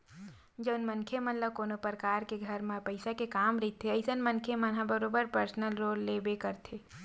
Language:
Chhattisgarhi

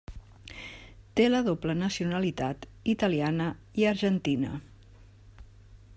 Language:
Catalan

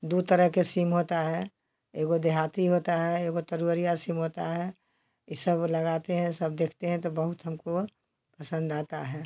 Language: Hindi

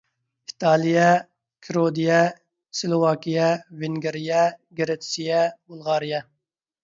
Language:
Uyghur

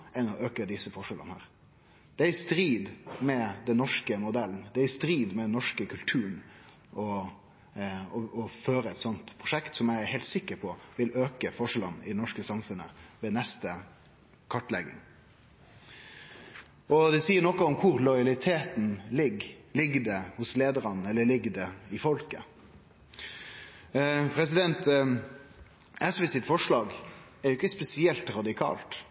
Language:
Norwegian Nynorsk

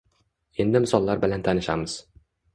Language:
Uzbek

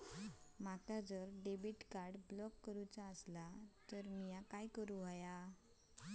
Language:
Marathi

